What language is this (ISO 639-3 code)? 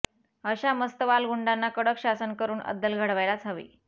mar